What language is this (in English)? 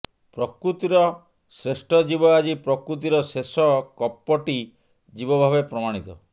Odia